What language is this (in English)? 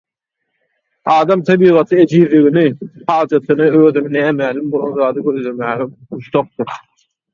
Turkmen